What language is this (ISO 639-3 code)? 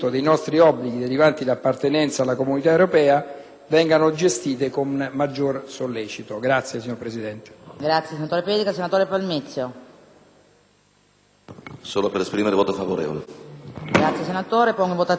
ita